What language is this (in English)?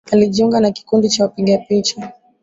Swahili